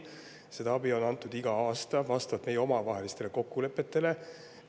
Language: Estonian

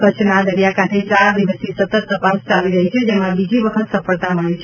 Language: Gujarati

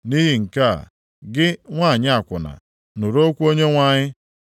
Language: Igbo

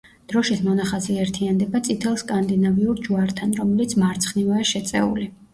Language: Georgian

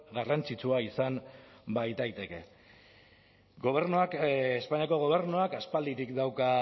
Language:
Basque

